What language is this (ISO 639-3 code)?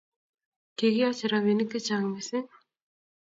kln